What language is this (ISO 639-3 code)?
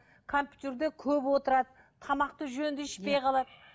kaz